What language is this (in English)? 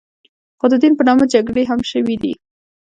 Pashto